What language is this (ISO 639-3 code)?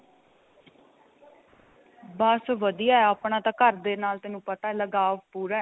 pan